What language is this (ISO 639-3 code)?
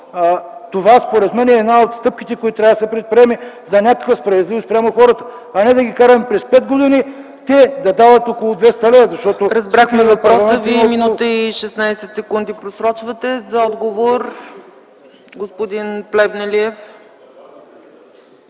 bul